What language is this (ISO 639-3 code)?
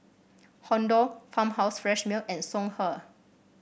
eng